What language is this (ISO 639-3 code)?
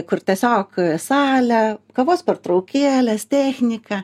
lit